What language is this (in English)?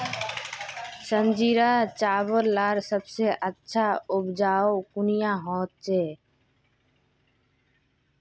Magahi